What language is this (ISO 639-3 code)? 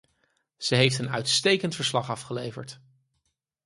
nld